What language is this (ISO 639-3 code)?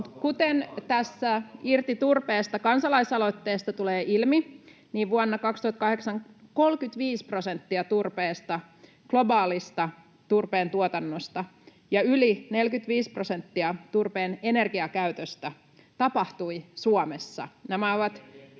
fin